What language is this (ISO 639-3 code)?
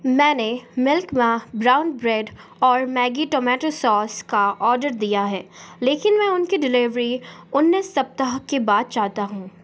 hin